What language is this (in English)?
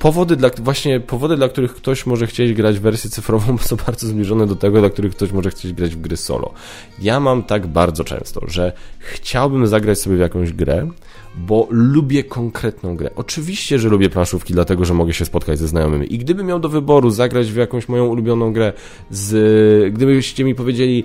Polish